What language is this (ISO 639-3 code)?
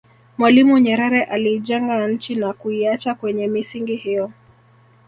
swa